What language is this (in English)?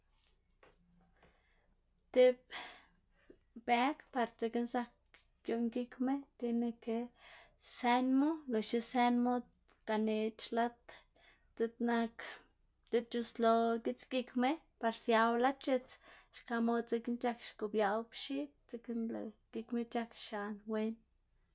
Xanaguía Zapotec